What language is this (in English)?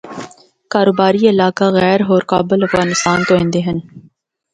Northern Hindko